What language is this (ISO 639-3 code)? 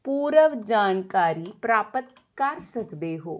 pan